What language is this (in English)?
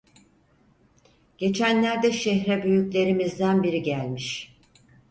Turkish